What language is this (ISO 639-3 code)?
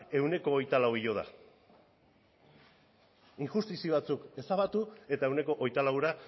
eus